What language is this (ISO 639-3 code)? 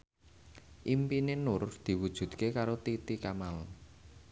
jav